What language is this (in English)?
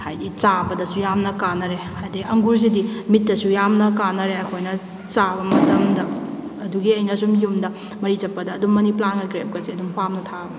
Manipuri